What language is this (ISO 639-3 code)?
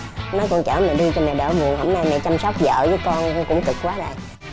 vie